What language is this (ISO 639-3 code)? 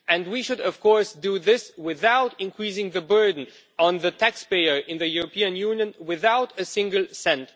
eng